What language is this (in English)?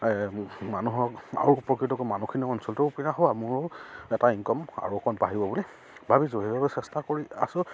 Assamese